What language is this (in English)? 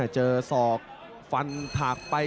Thai